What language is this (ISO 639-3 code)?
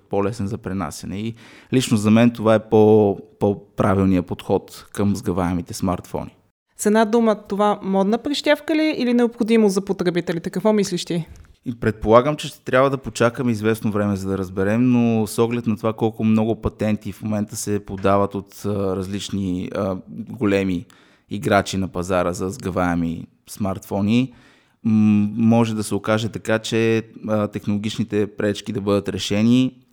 bul